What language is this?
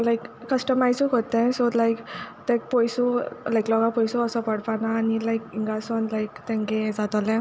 Konkani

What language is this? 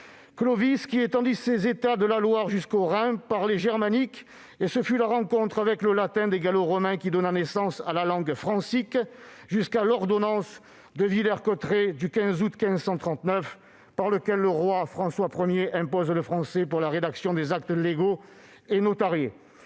French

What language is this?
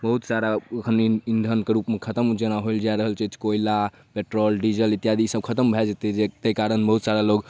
Maithili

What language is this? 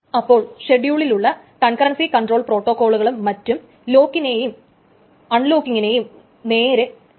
Malayalam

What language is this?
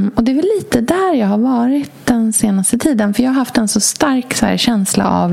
Swedish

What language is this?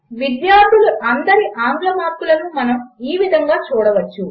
Telugu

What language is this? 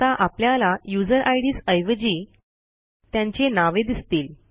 Marathi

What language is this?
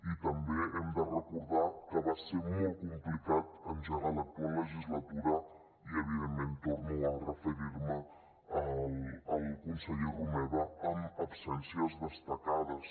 Catalan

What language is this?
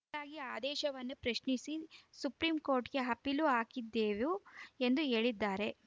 Kannada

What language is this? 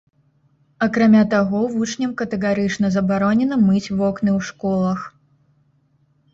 Belarusian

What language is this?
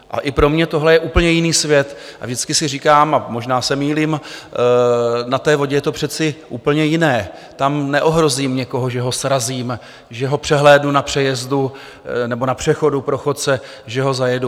Czech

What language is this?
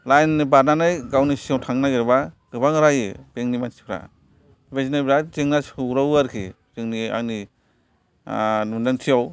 Bodo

